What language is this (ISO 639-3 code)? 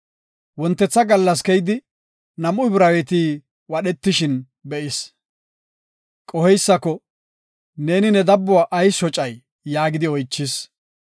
gof